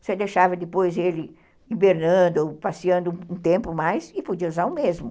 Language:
Portuguese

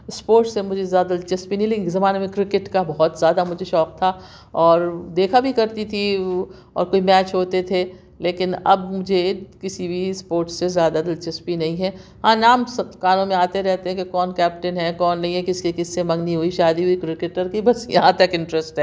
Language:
Urdu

